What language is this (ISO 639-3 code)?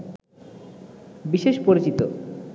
ben